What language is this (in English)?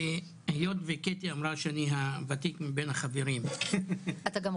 Hebrew